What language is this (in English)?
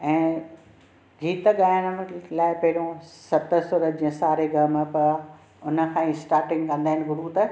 Sindhi